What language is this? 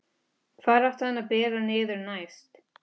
Icelandic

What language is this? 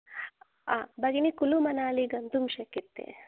Sanskrit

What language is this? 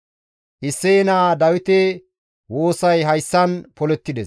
Gamo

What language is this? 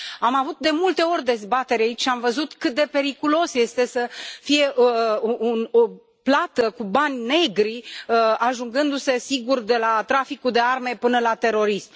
Romanian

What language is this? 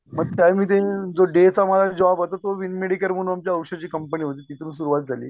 Marathi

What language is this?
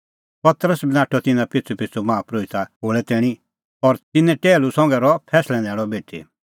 Kullu Pahari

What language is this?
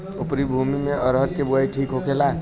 Bhojpuri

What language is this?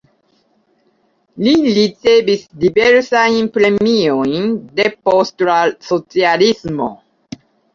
Esperanto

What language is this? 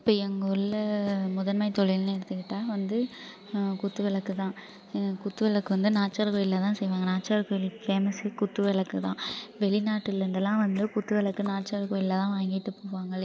Tamil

